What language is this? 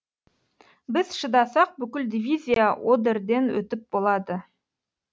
Kazakh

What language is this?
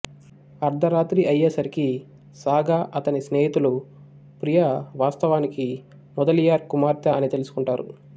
Telugu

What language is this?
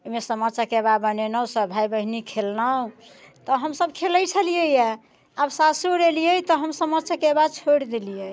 Maithili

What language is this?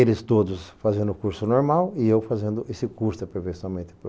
Portuguese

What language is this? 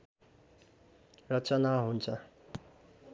Nepali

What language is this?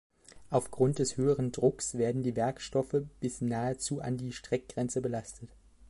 German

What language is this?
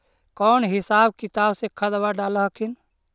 Magahi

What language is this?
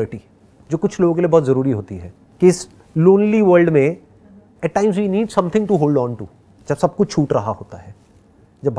Hindi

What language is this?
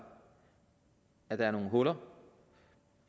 Danish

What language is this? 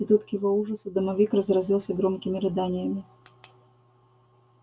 Russian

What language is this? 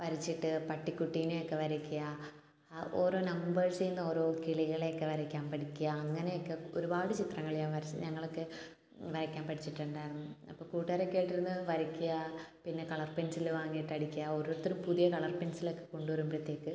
Malayalam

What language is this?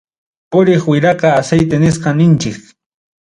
Ayacucho Quechua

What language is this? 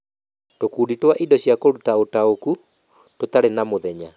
Kikuyu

